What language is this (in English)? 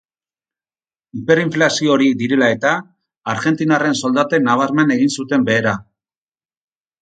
Basque